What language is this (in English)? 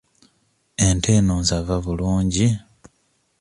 Ganda